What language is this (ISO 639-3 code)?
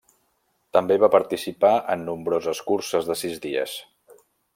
cat